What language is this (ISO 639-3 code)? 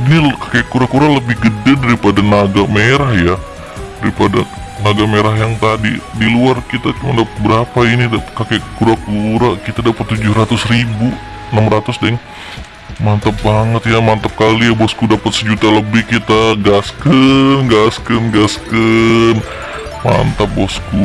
ind